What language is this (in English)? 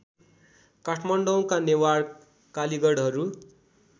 Nepali